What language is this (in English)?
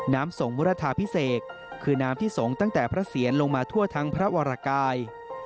Thai